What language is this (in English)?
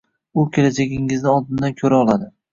Uzbek